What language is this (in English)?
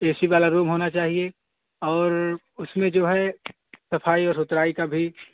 Urdu